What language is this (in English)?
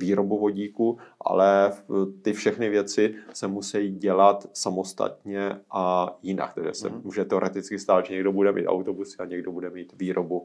Czech